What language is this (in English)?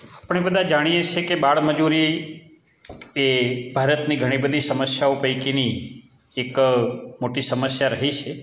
Gujarati